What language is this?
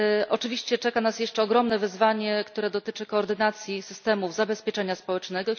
Polish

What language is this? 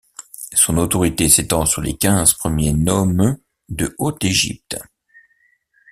French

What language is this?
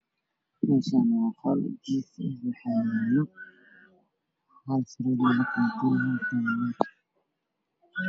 Somali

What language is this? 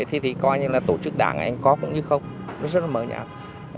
Vietnamese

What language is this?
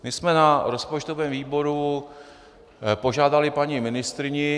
Czech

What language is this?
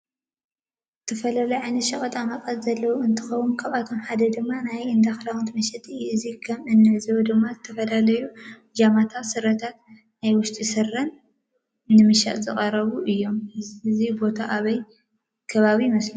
Tigrinya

